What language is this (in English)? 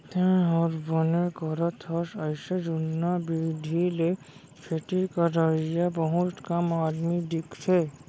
Chhattisgarhi